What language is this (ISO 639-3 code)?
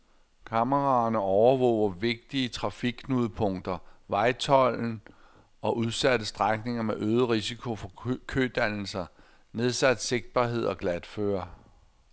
dan